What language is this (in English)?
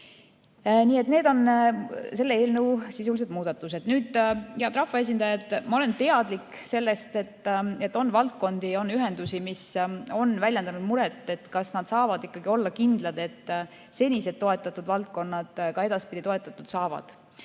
Estonian